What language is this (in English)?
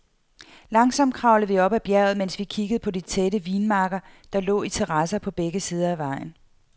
Danish